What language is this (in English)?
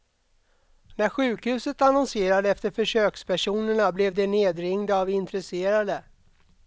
Swedish